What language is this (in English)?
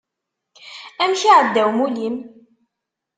Kabyle